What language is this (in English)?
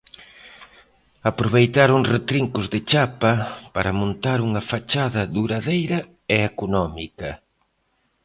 Galician